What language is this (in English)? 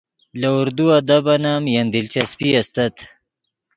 Yidgha